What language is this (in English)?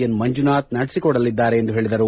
Kannada